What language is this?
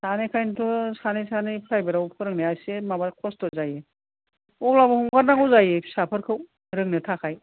Bodo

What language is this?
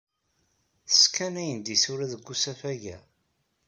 Kabyle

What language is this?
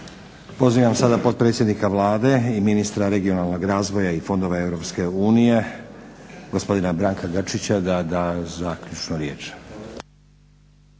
Croatian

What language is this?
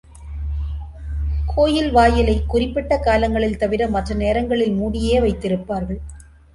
Tamil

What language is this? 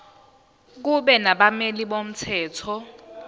Zulu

